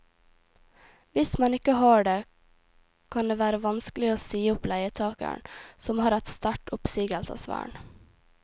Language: Norwegian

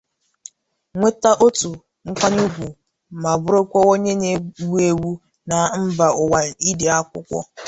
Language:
Igbo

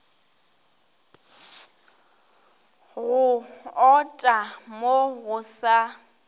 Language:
Northern Sotho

